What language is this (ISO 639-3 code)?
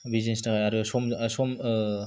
brx